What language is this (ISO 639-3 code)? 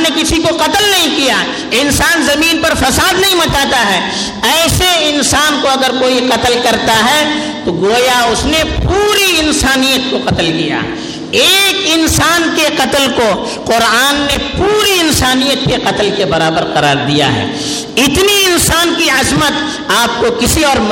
urd